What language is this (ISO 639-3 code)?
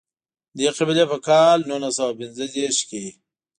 pus